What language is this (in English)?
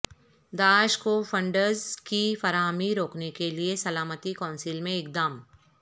Urdu